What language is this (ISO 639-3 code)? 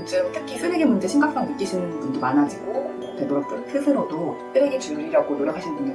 kor